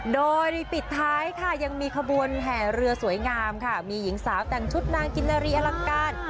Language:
Thai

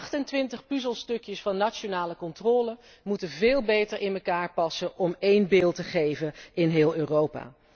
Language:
Dutch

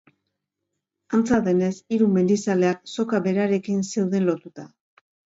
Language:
Basque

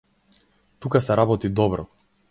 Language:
Macedonian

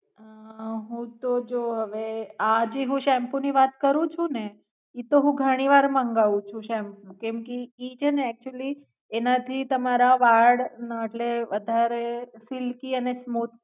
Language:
Gujarati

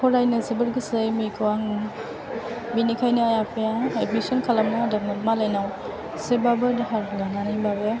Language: Bodo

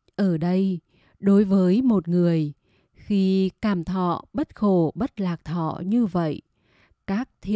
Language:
Vietnamese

